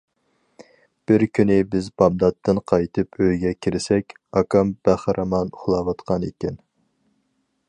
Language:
Uyghur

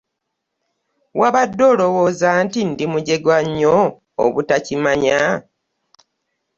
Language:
Ganda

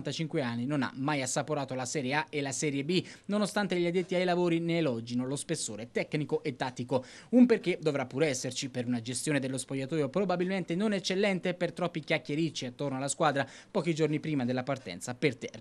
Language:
Italian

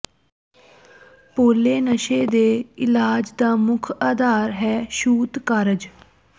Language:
Punjabi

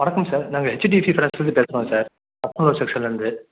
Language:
Tamil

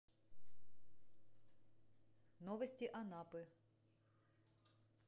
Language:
Russian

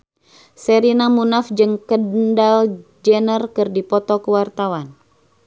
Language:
Sundanese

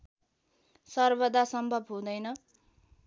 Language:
Nepali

